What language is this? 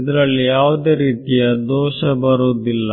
Kannada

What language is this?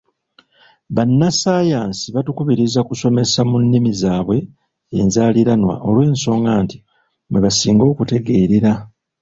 Ganda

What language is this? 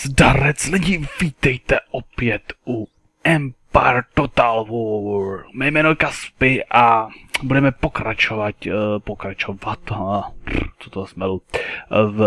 Czech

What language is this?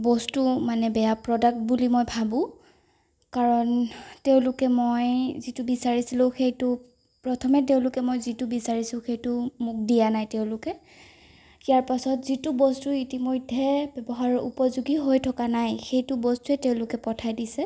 Assamese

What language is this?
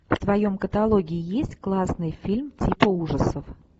Russian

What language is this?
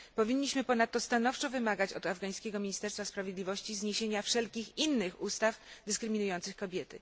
Polish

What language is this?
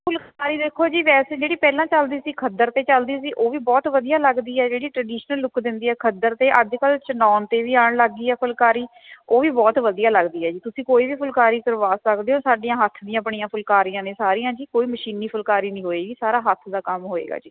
Punjabi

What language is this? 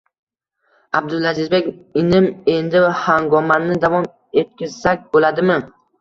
Uzbek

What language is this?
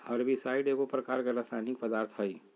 Magahi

